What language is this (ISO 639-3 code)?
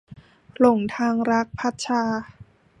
tha